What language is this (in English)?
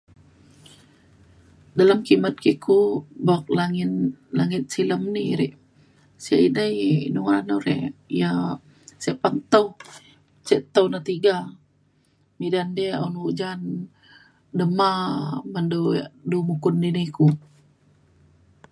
Mainstream Kenyah